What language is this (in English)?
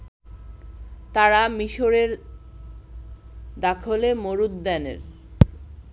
Bangla